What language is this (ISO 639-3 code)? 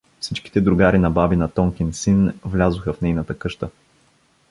bul